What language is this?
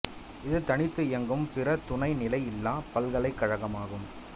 Tamil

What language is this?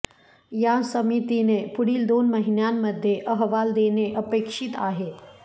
Marathi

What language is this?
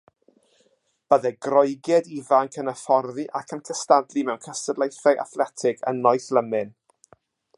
Welsh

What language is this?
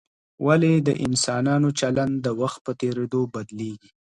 Pashto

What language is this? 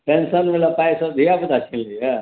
Maithili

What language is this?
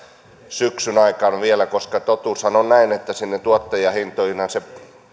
Finnish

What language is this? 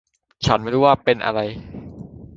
Thai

